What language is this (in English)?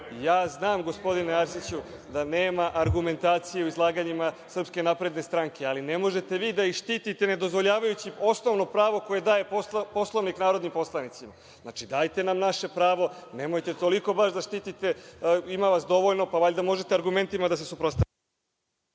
Serbian